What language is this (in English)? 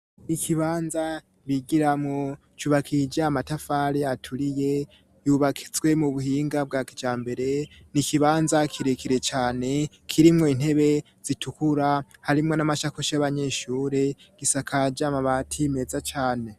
Rundi